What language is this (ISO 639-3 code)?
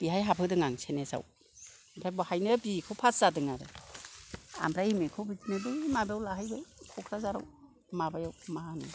brx